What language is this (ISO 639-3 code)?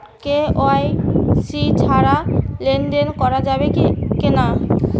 ben